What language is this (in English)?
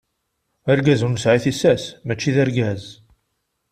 Kabyle